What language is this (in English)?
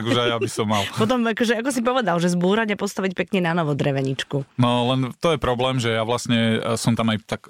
Slovak